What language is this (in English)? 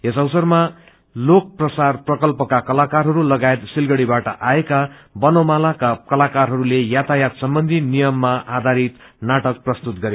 Nepali